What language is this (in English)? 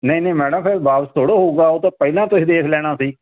Punjabi